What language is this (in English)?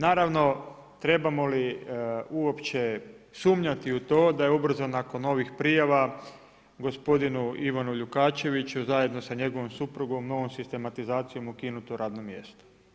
Croatian